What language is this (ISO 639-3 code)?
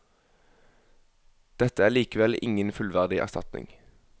nor